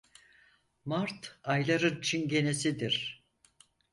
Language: Turkish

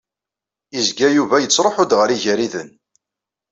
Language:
Kabyle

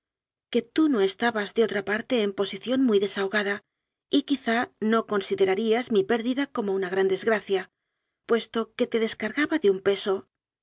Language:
Spanish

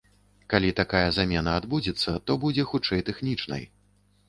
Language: Belarusian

